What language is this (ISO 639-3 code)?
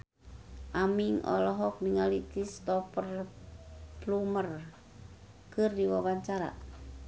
sun